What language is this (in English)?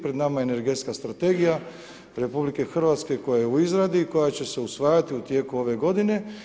Croatian